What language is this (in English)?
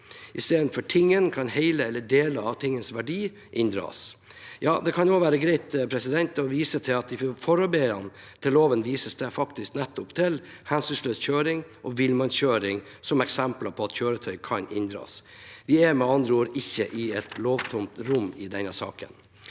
Norwegian